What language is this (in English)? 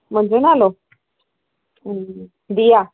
Sindhi